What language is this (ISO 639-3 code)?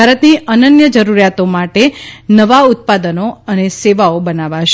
guj